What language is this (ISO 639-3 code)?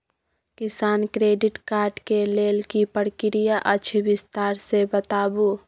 mai